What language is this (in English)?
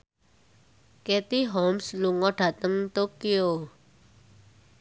Javanese